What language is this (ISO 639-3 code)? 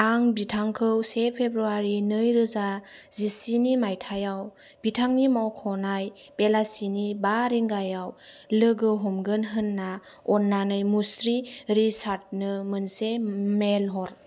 brx